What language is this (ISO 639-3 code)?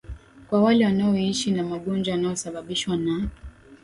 swa